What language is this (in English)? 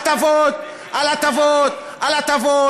Hebrew